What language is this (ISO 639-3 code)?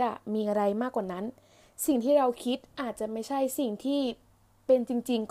tha